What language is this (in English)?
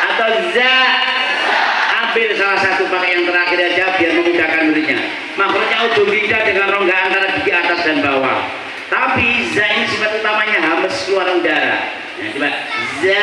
Indonesian